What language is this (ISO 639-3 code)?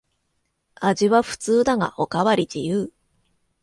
jpn